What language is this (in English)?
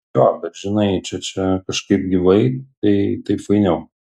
Lithuanian